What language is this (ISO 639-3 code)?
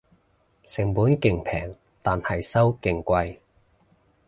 yue